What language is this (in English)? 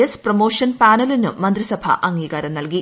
Malayalam